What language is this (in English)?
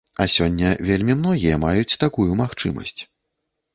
Belarusian